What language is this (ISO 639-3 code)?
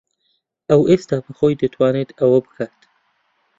ckb